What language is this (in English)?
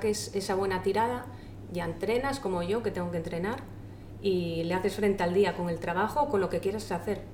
Spanish